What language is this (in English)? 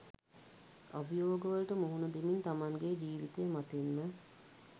Sinhala